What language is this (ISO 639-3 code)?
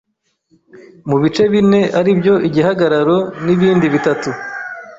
kin